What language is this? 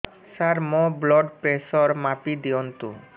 Odia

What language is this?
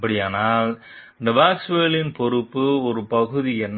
Tamil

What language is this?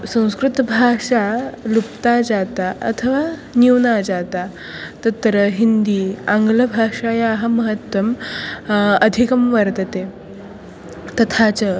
Sanskrit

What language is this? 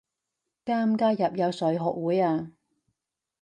Cantonese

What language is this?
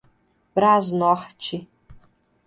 Portuguese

